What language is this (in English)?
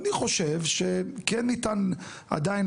Hebrew